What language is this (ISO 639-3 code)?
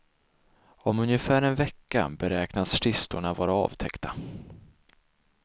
swe